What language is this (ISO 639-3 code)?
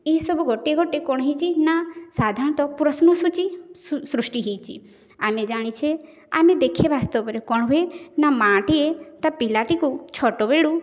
ori